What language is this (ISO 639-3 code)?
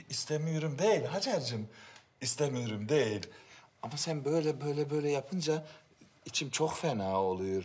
tur